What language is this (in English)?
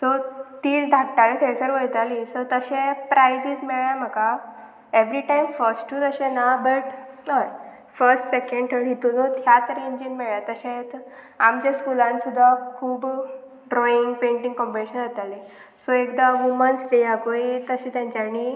Konkani